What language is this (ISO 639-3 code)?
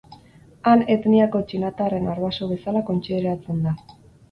eus